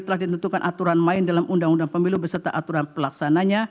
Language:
Indonesian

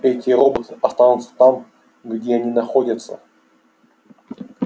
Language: Russian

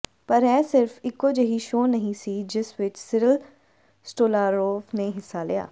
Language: Punjabi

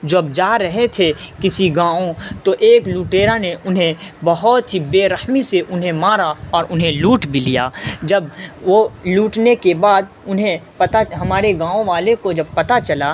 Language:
Urdu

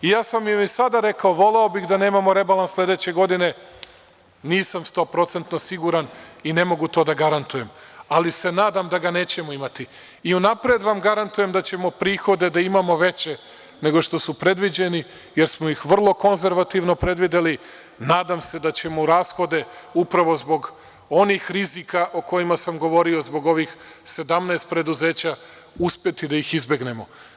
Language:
Serbian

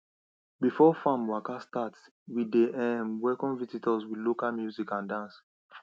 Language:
Nigerian Pidgin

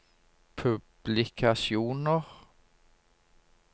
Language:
Norwegian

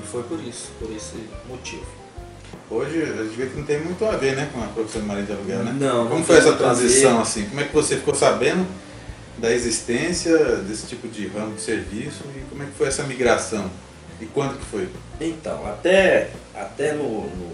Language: Portuguese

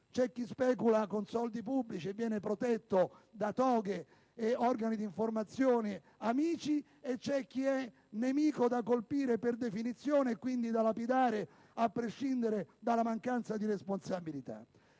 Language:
Italian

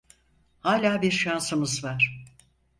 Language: Turkish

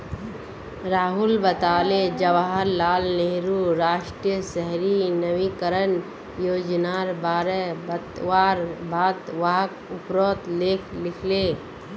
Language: Magahi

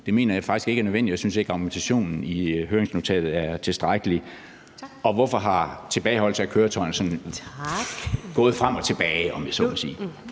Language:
Danish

